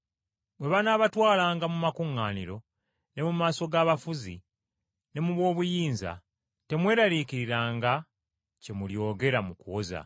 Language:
Ganda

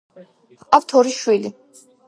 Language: Georgian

